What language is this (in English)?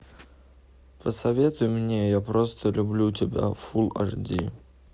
Russian